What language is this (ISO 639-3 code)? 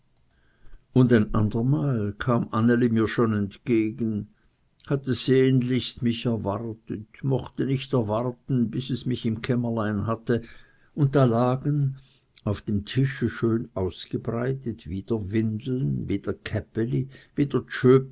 deu